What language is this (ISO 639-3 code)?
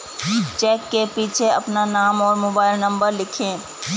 hin